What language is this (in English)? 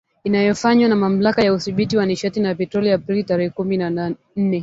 Swahili